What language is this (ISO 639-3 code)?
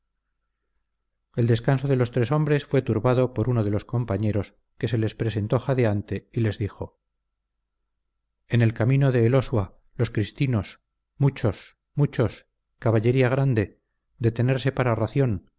spa